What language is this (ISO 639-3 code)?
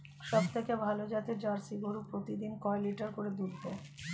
ben